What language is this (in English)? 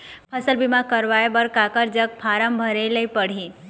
Chhattisgarhi